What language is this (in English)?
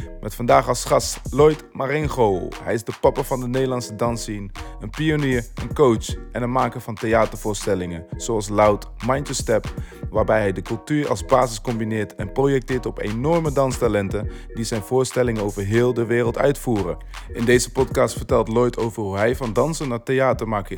Dutch